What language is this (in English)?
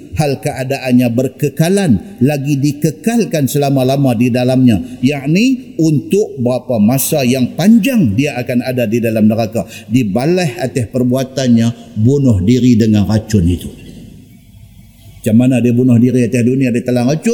Malay